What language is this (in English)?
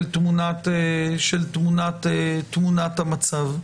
Hebrew